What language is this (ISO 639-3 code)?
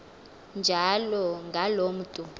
xho